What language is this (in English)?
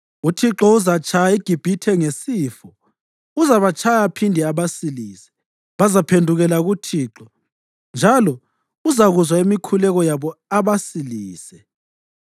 North Ndebele